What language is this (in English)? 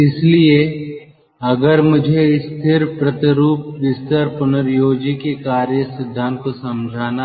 Hindi